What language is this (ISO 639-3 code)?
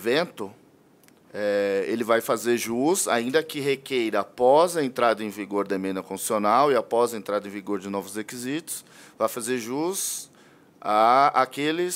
por